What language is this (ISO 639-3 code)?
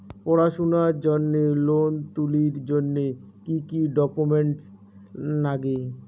ben